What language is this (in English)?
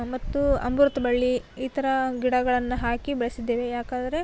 Kannada